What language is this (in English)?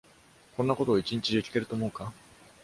Japanese